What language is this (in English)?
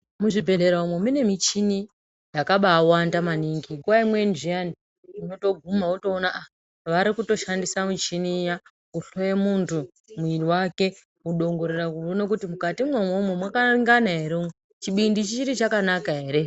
Ndau